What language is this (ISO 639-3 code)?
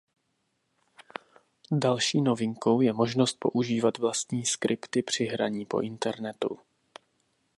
ces